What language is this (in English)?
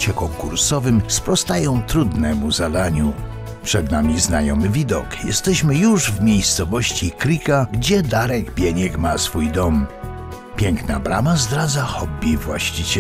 Polish